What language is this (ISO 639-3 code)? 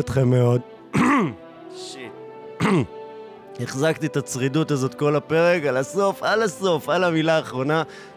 heb